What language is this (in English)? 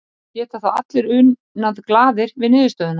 Icelandic